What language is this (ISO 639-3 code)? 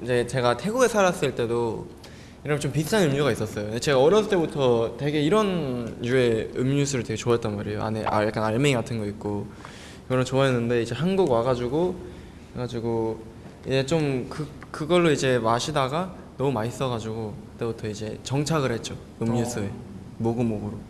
kor